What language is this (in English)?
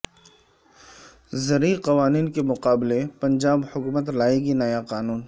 Urdu